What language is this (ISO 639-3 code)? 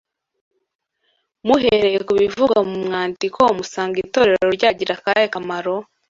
kin